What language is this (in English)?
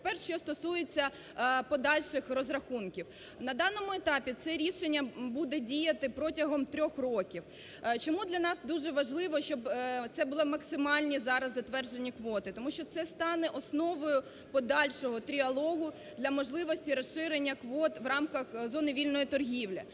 Ukrainian